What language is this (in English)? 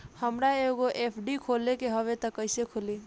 Bhojpuri